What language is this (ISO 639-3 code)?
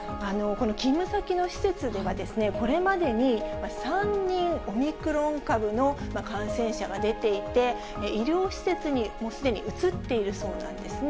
jpn